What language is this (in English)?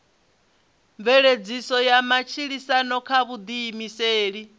Venda